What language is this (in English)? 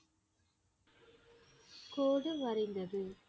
Tamil